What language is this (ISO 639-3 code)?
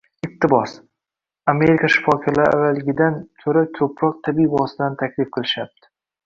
uzb